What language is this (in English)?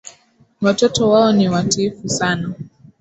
Swahili